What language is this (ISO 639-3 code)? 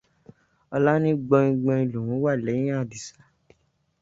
yor